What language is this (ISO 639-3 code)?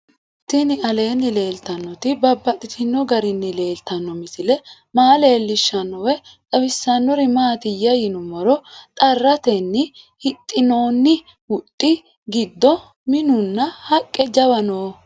sid